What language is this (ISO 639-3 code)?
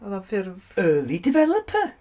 cym